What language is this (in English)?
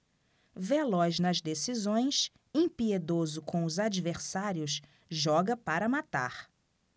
Portuguese